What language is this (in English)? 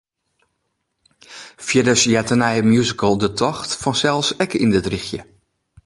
Western Frisian